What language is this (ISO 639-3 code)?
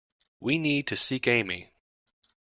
eng